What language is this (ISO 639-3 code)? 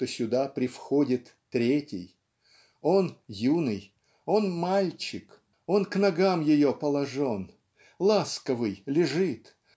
rus